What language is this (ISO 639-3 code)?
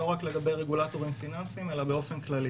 heb